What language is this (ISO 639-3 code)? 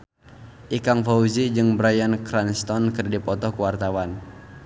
sun